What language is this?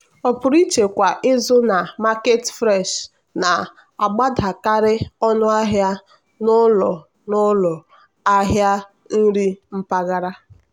Igbo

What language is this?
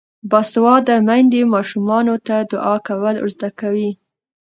Pashto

